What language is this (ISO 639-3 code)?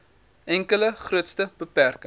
afr